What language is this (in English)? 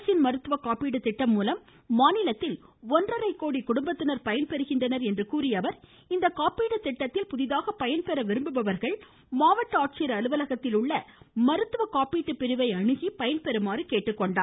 Tamil